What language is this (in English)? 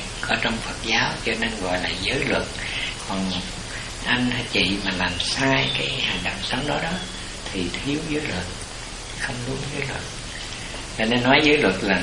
Vietnamese